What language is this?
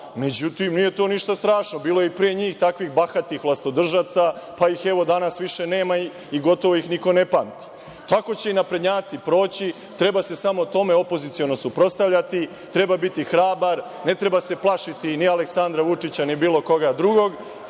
Serbian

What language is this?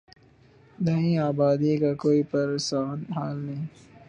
Urdu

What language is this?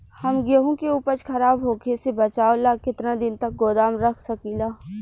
Bhojpuri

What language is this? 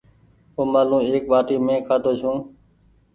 Goaria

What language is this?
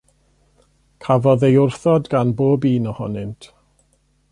Welsh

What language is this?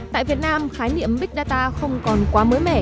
Vietnamese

